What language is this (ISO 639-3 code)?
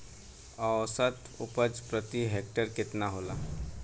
bho